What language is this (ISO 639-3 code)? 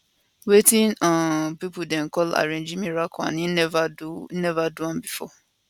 pcm